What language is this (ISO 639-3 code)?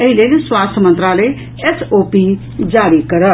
mai